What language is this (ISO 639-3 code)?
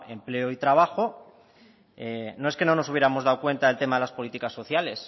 spa